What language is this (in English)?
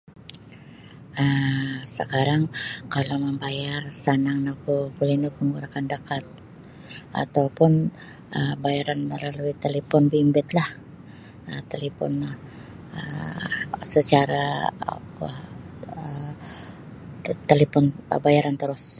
Sabah Bisaya